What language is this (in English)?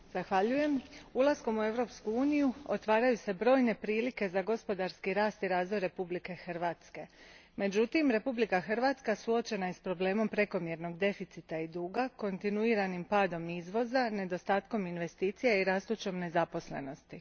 Croatian